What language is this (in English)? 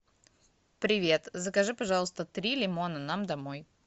Russian